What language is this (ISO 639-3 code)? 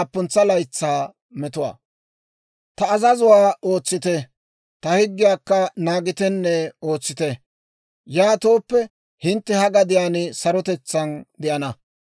dwr